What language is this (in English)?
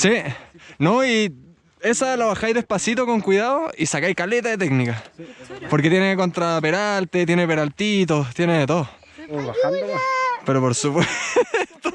Spanish